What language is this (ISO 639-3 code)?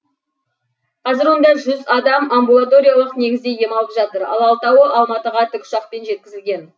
kaz